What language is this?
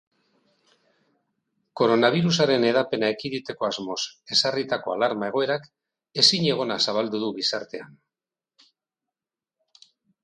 Basque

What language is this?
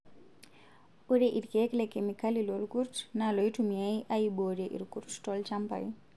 Masai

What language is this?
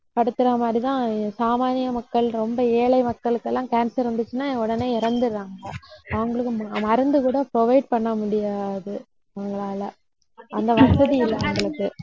Tamil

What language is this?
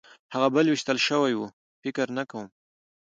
Pashto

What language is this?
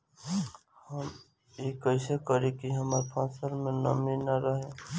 Bhojpuri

